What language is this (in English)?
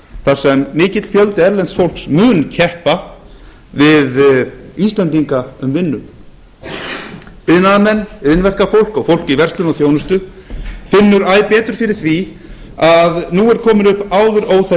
Icelandic